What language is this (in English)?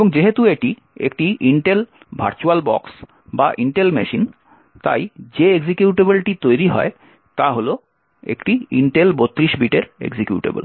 Bangla